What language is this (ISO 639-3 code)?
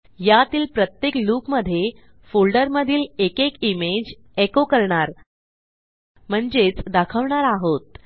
mar